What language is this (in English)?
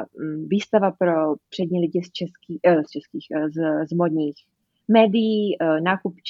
Czech